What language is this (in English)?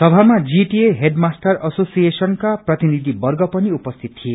Nepali